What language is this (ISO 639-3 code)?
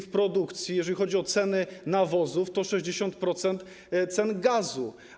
pol